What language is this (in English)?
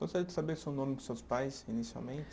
Portuguese